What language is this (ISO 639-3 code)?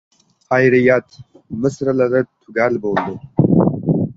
uzb